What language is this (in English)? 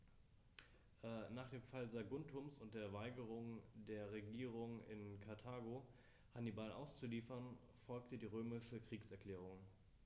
German